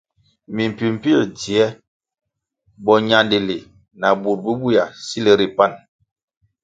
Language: Kwasio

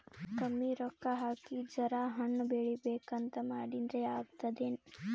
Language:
Kannada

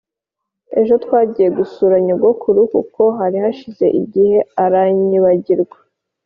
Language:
Kinyarwanda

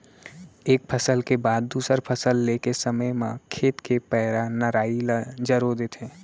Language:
Chhattisgarhi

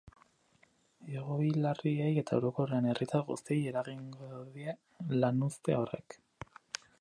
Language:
Basque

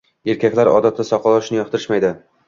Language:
Uzbek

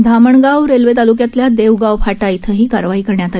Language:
Marathi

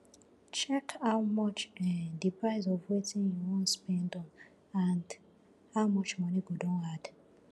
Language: Nigerian Pidgin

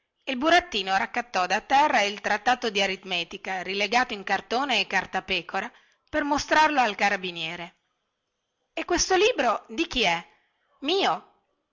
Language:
Italian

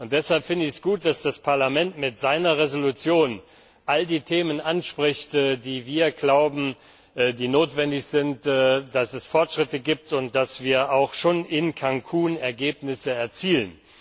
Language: German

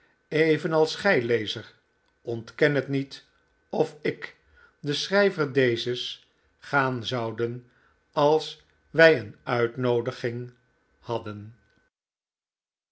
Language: Dutch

